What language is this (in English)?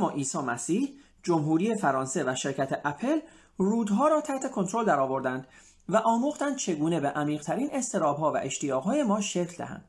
Persian